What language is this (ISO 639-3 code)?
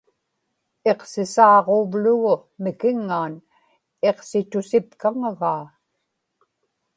ipk